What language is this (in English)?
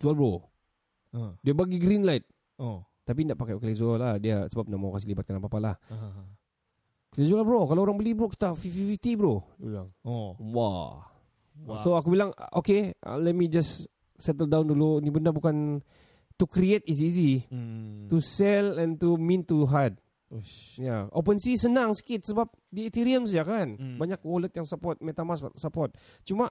Malay